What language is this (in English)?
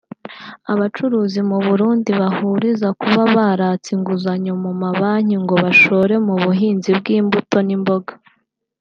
Kinyarwanda